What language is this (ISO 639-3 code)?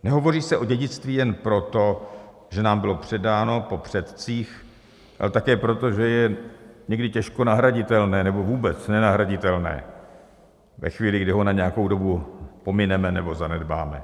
ces